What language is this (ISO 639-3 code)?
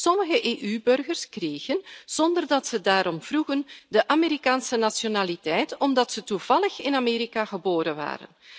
nld